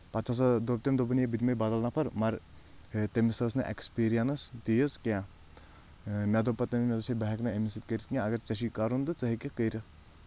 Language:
Kashmiri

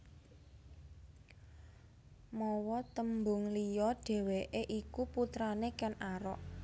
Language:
Javanese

